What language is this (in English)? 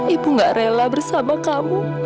Indonesian